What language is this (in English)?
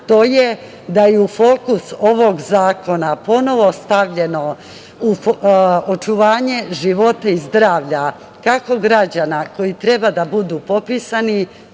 Serbian